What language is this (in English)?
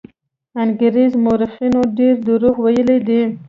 Pashto